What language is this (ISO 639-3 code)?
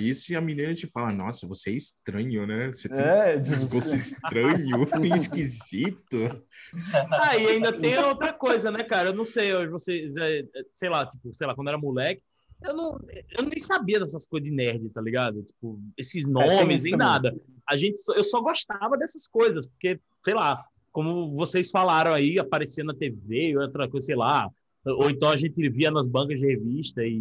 por